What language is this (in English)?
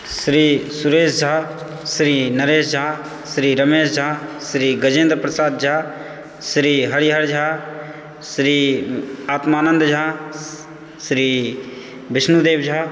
Maithili